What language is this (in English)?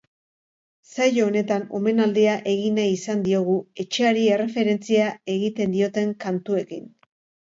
Basque